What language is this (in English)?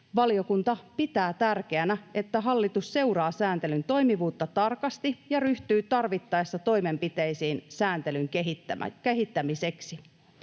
Finnish